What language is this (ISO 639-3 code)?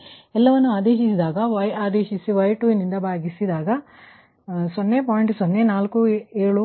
kan